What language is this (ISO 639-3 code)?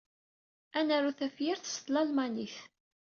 kab